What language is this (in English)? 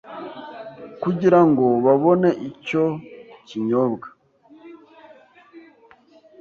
Kinyarwanda